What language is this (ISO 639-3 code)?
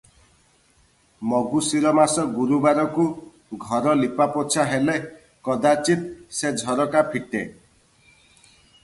ori